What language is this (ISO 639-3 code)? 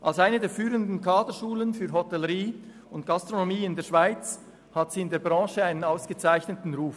gsw